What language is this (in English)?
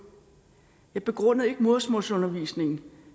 Danish